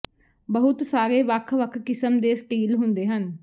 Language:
Punjabi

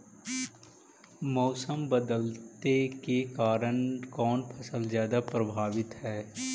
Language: Magahi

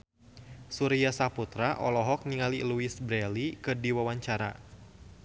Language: Sundanese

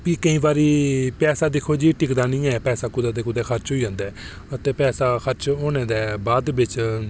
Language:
Dogri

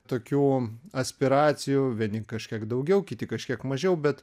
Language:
Lithuanian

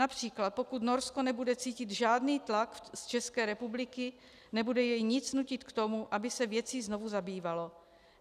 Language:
Czech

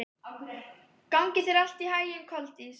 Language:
Icelandic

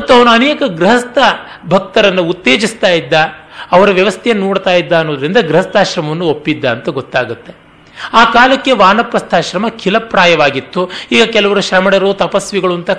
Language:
Kannada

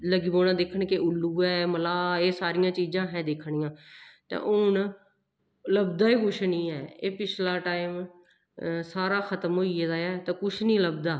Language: Dogri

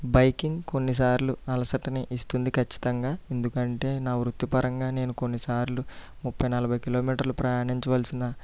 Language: Telugu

